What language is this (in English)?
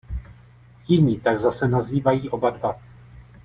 Czech